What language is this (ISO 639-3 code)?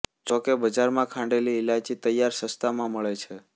guj